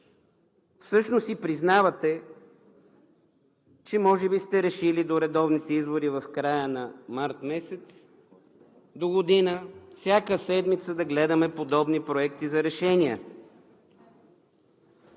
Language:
Bulgarian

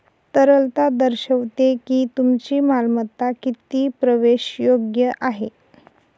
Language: Marathi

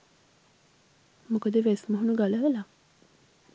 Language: Sinhala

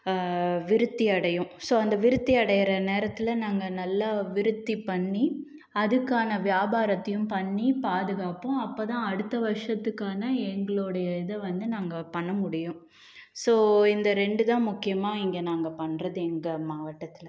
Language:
Tamil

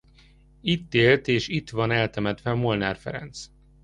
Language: Hungarian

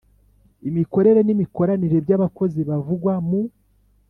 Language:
Kinyarwanda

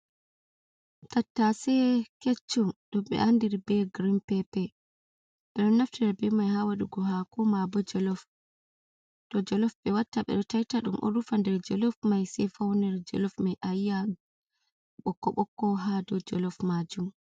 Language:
Fula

